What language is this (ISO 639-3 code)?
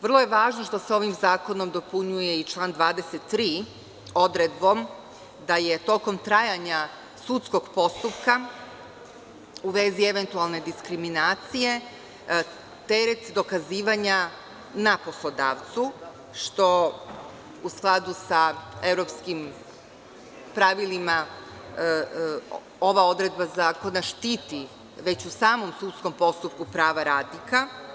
srp